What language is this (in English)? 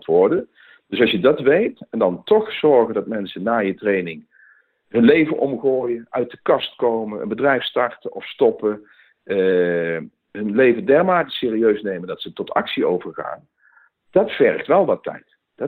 Dutch